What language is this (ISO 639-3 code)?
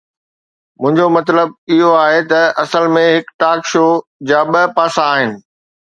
snd